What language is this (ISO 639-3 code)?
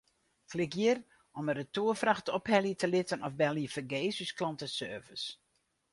fry